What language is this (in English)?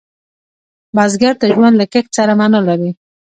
Pashto